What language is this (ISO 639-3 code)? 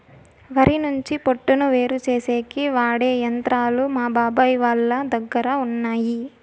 tel